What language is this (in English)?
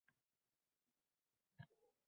Uzbek